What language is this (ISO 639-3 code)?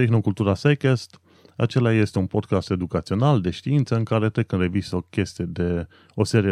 ron